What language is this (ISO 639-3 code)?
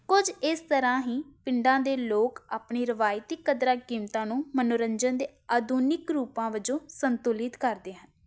pan